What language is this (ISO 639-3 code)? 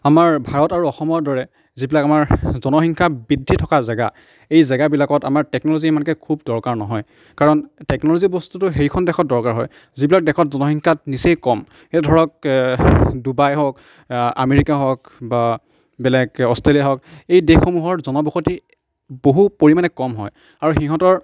asm